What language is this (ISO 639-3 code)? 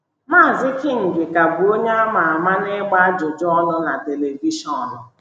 ibo